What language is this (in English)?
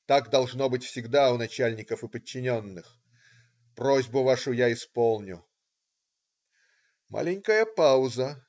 Russian